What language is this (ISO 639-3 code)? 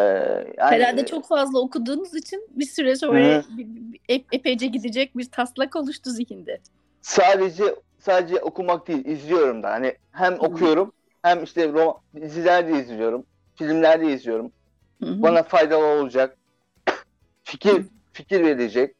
tur